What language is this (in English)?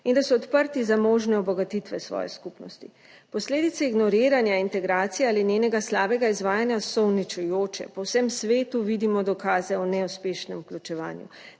Slovenian